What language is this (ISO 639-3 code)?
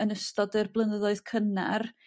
cym